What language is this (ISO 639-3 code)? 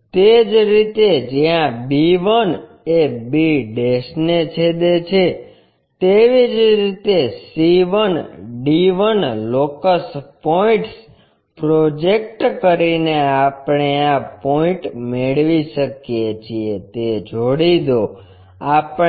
guj